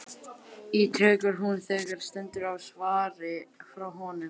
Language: Icelandic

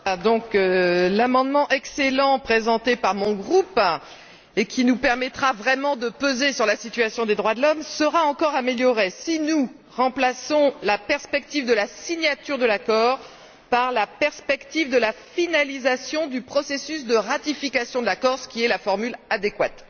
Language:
French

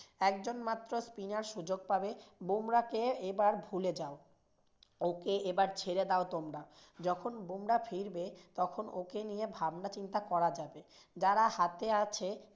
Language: Bangla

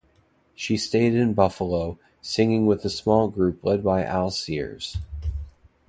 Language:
English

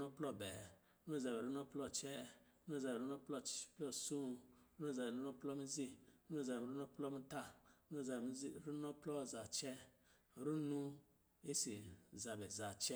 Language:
Lijili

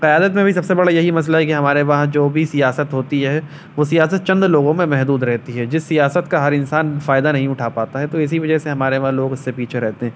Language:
Urdu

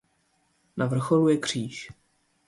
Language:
Czech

